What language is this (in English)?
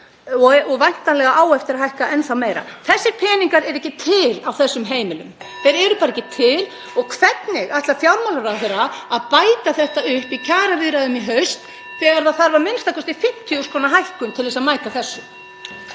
Icelandic